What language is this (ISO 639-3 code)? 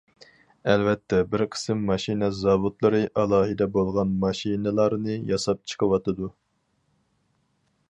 uig